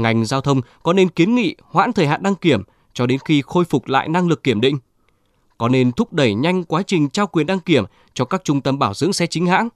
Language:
Vietnamese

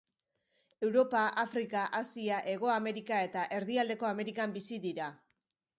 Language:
Basque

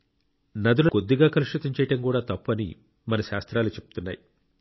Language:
Telugu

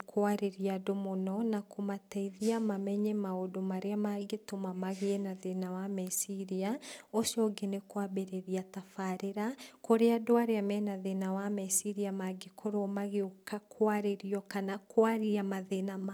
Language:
Kikuyu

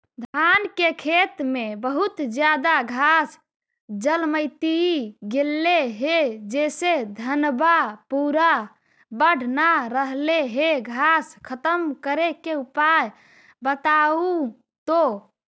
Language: Magahi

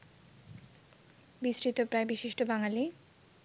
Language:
Bangla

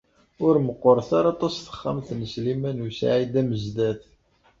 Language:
Kabyle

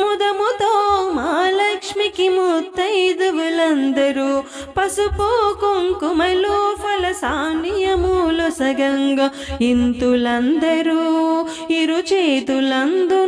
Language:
Telugu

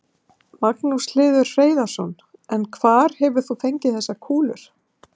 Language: Icelandic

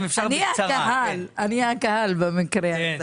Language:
Hebrew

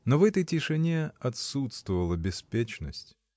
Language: Russian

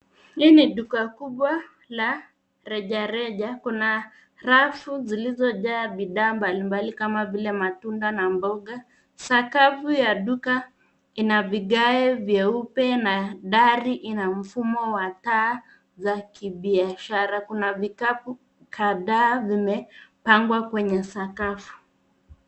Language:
Swahili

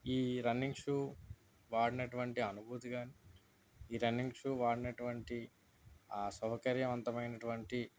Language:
Telugu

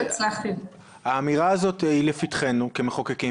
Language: Hebrew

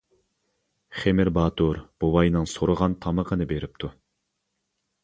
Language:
Uyghur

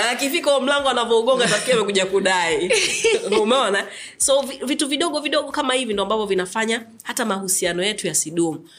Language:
Swahili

